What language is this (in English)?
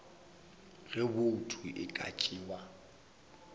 Northern Sotho